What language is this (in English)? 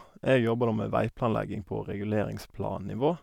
Norwegian